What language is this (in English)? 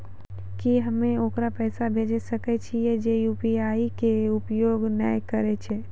Maithili